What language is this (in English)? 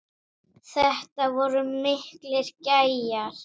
Icelandic